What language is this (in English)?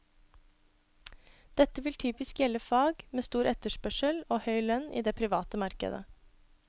Norwegian